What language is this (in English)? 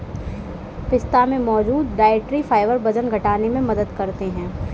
Hindi